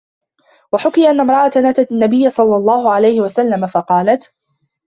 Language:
Arabic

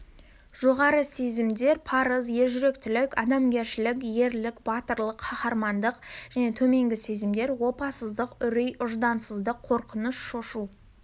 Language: Kazakh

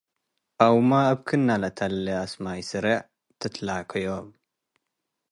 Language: Tigre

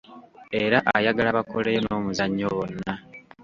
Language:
Ganda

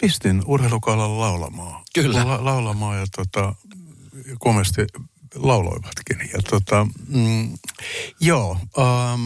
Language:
Finnish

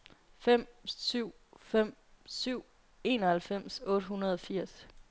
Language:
Danish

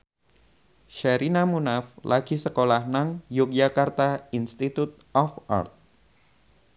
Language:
Javanese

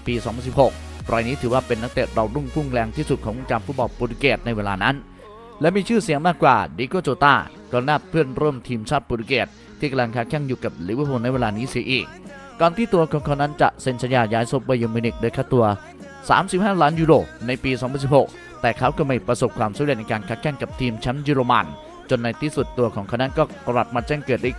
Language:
Thai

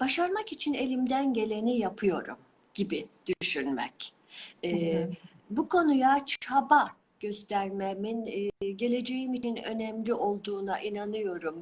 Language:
Turkish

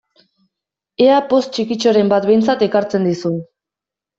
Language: Basque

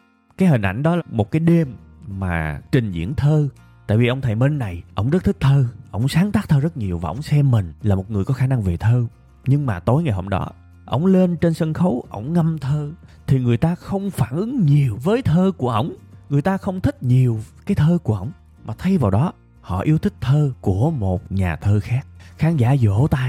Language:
Vietnamese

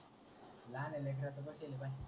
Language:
Marathi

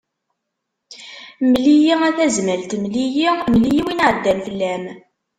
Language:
Kabyle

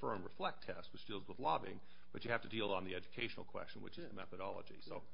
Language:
English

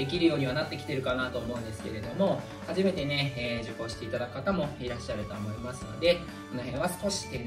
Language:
Japanese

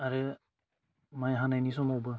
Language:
Bodo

